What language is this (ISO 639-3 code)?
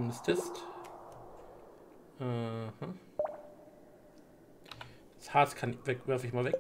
deu